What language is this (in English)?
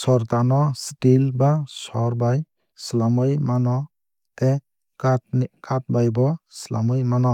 Kok Borok